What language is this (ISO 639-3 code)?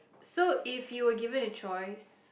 eng